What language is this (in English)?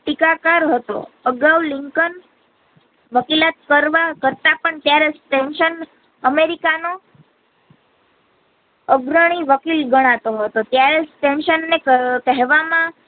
Gujarati